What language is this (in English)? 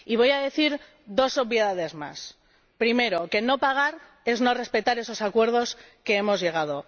Spanish